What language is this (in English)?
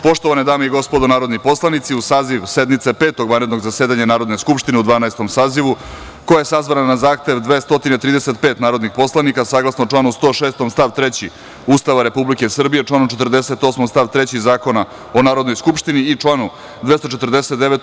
Serbian